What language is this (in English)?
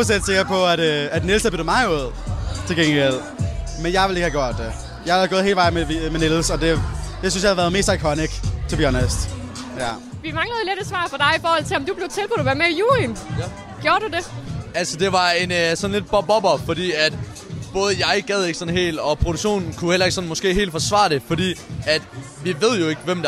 Danish